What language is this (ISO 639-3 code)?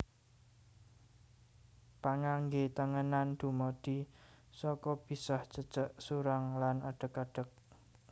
jav